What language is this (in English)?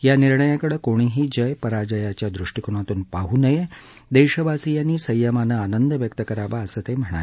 Marathi